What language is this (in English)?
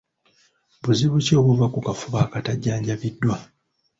Ganda